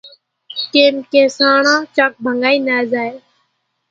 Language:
Kachi Koli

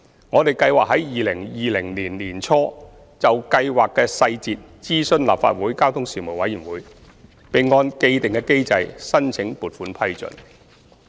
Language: Cantonese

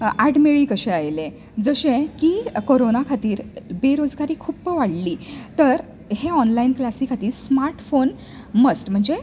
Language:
Konkani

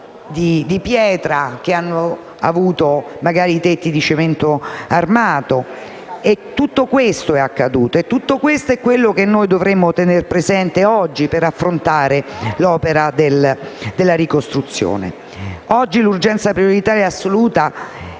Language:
Italian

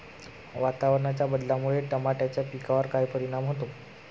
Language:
Marathi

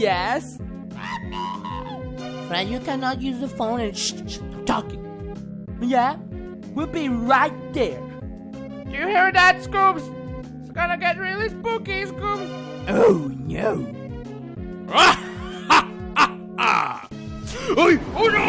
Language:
English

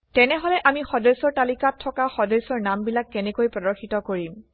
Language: Assamese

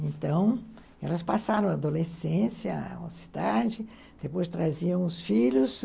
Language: Portuguese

